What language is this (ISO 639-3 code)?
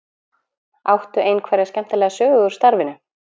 isl